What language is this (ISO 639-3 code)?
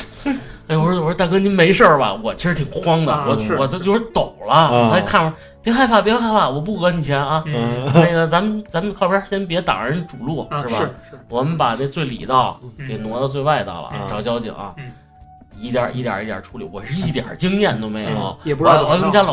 zho